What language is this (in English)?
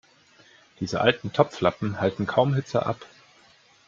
German